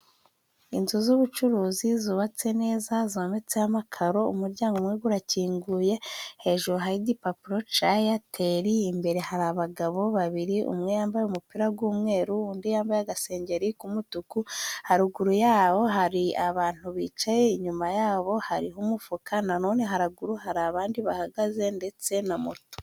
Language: Kinyarwanda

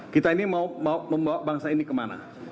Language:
Indonesian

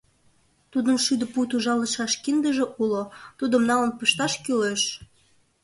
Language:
Mari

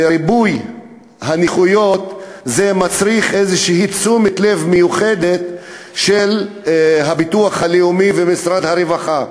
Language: Hebrew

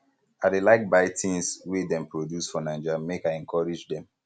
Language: Nigerian Pidgin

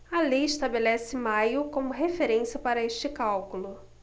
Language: Portuguese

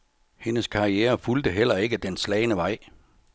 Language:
Danish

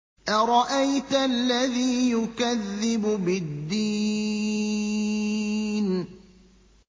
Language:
Arabic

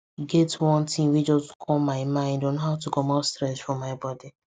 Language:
Nigerian Pidgin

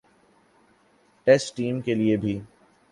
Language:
Urdu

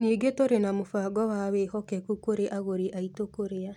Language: Kikuyu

